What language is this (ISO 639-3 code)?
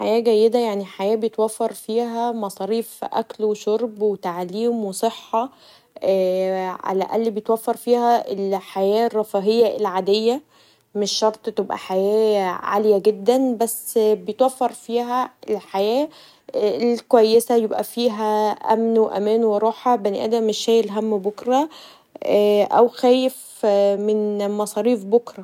arz